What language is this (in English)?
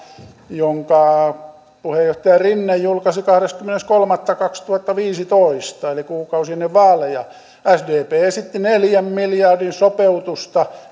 Finnish